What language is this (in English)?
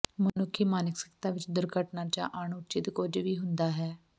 Punjabi